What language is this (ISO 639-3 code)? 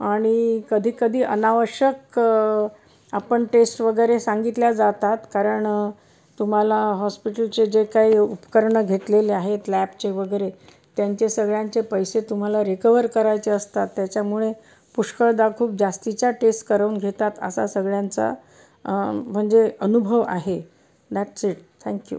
mar